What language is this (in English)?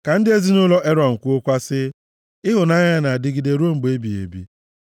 Igbo